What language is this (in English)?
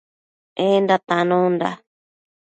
Matsés